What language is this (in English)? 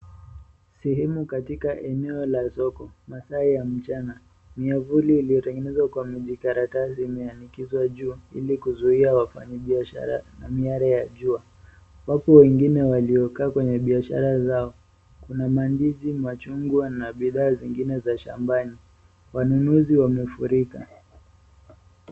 Swahili